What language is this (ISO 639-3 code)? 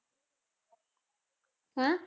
pan